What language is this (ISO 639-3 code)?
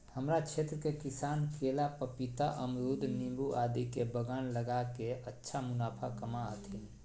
mag